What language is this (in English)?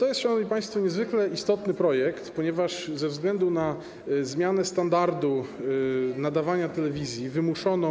Polish